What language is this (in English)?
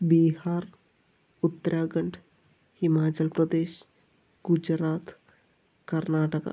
Malayalam